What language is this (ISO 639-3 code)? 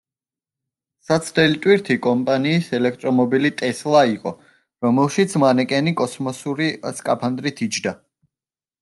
kat